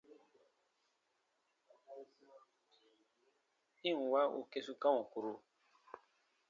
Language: Baatonum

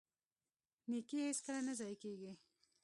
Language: Pashto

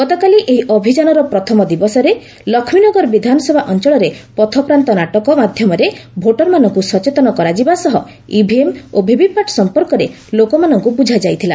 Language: Odia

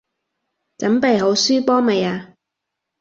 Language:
Cantonese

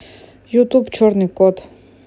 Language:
Russian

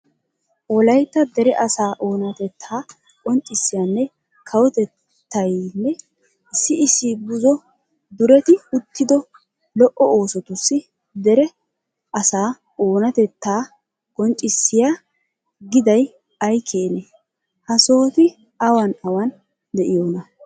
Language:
Wolaytta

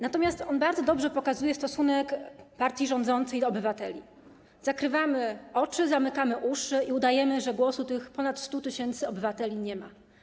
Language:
Polish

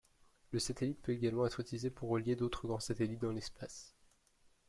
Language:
French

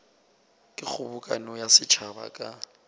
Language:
Northern Sotho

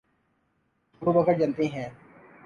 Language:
Urdu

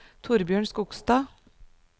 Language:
Norwegian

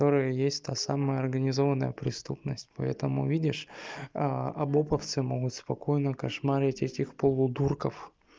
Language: Russian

